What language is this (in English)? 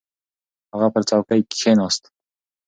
Pashto